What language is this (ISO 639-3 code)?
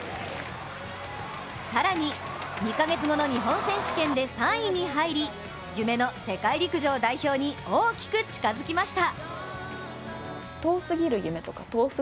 jpn